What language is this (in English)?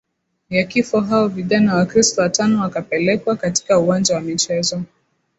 Swahili